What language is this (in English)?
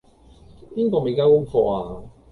Cantonese